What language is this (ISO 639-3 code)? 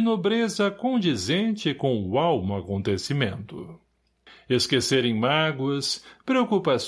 por